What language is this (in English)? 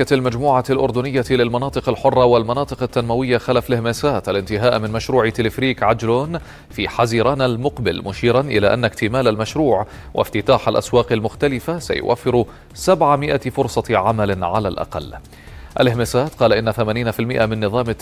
Arabic